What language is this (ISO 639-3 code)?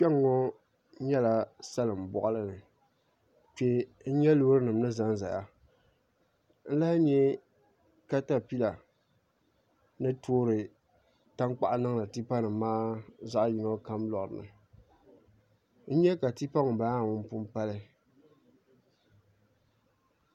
dag